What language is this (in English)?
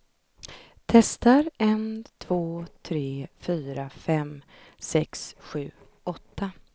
Swedish